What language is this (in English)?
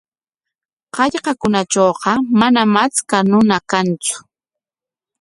Corongo Ancash Quechua